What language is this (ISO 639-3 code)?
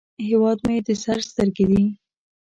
pus